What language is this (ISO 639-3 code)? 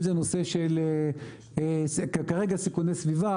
heb